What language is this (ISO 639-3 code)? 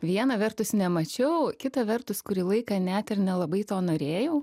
lit